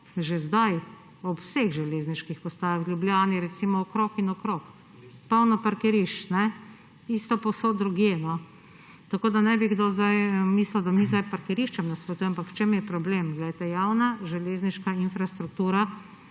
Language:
Slovenian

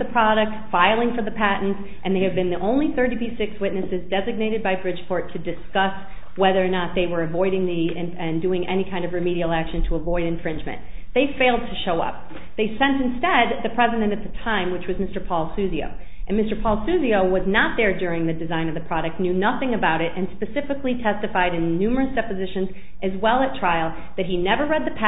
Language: English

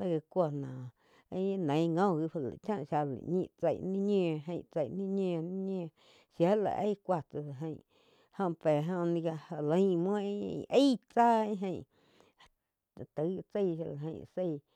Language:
Quiotepec Chinantec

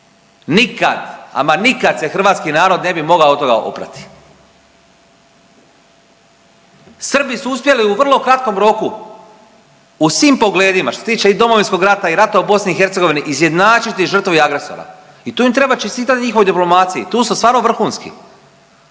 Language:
Croatian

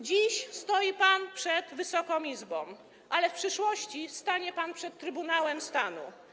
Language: Polish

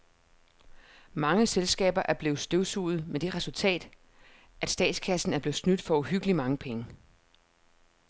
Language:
Danish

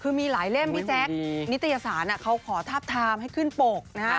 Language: Thai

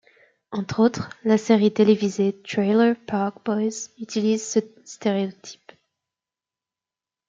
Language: French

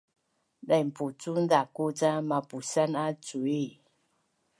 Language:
Bunun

